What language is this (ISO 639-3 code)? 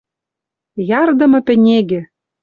mrj